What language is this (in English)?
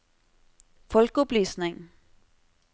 Norwegian